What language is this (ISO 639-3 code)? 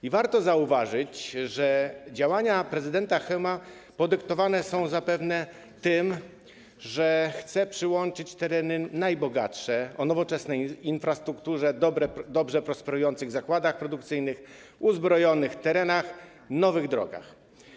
pol